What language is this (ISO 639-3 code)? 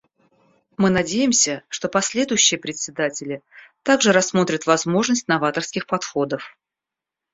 rus